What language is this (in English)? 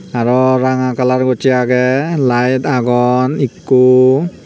Chakma